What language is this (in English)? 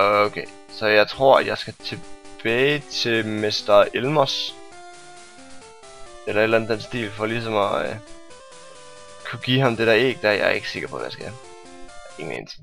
Danish